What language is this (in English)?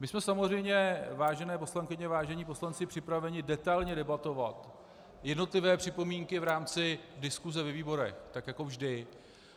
Czech